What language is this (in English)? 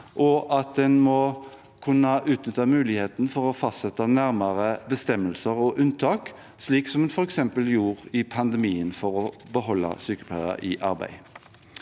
Norwegian